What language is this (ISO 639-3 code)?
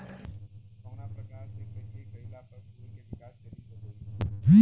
bho